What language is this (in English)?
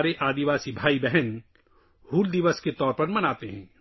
Urdu